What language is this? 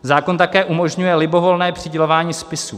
Czech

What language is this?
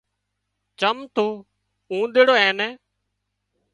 Wadiyara Koli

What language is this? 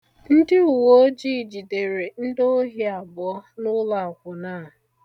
Igbo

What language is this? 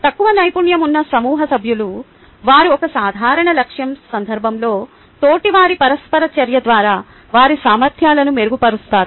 Telugu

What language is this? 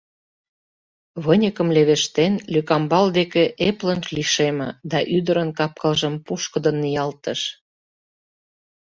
Mari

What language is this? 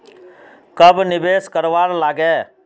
Magahi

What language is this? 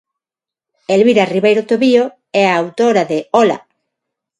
Galician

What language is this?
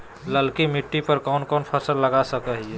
Magahi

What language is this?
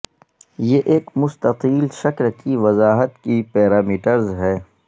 Urdu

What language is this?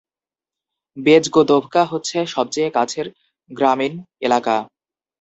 Bangla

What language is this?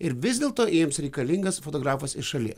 Lithuanian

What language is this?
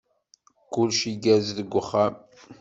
Kabyle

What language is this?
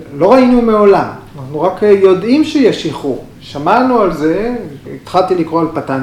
Hebrew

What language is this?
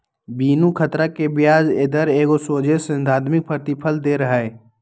Magahi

